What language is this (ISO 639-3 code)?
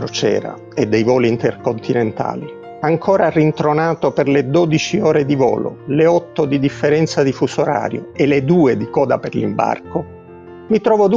ita